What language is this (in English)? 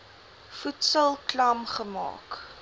Afrikaans